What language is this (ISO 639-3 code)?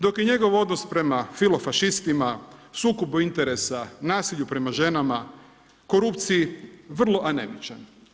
hrv